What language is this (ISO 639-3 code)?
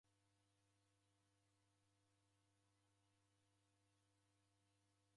dav